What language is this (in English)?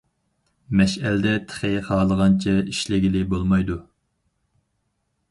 Uyghur